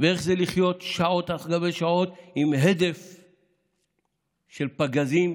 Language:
Hebrew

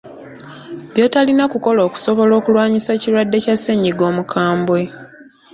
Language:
Ganda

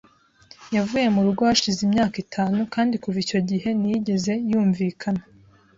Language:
Kinyarwanda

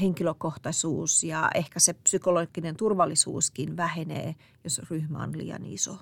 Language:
Finnish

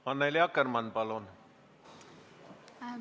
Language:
Estonian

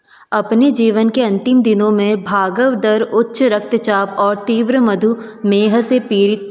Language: Hindi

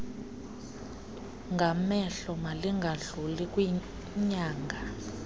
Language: Xhosa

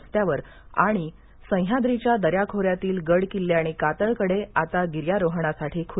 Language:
Marathi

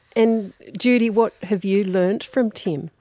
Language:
English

